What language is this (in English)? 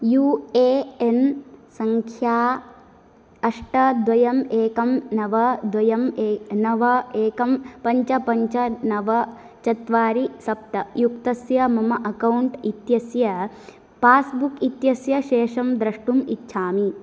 Sanskrit